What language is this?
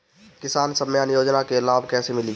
Bhojpuri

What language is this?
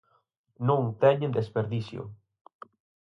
Galician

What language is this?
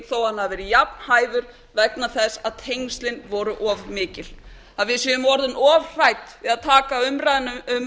Icelandic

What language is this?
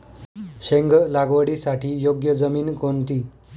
Marathi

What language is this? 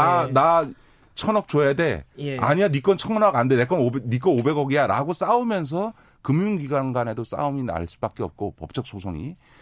Korean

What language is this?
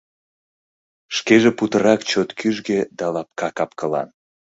Mari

